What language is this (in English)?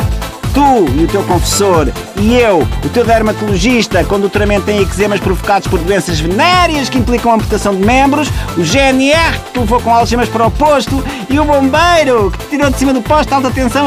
Portuguese